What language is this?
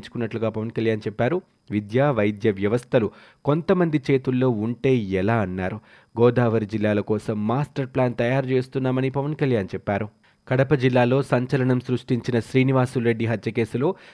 Telugu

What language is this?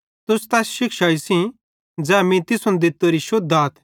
Bhadrawahi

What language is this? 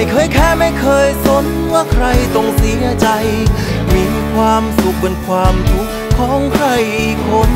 Thai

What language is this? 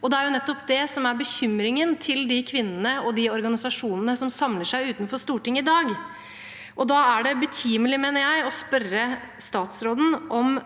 Norwegian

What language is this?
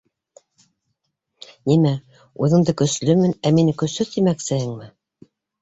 Bashkir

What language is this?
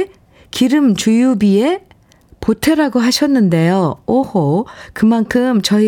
Korean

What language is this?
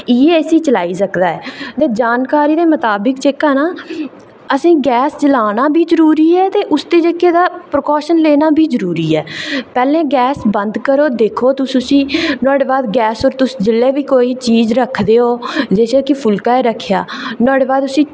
Dogri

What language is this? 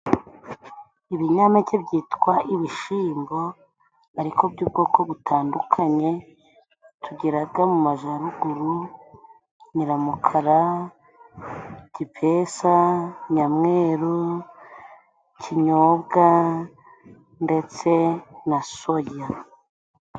Kinyarwanda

